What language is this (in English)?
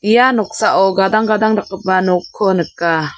Garo